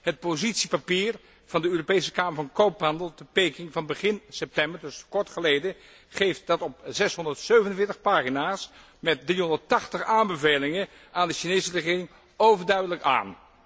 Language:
Dutch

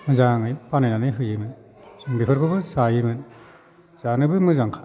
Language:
Bodo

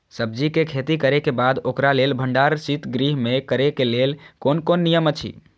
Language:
Maithili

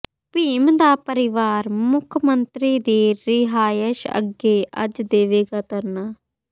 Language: Punjabi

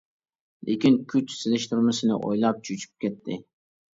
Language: Uyghur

